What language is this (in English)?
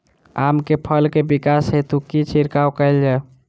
Maithili